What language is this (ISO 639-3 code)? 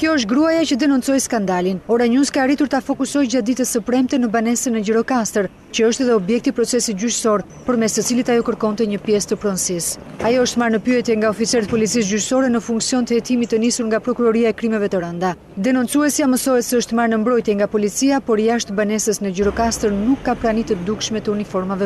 ron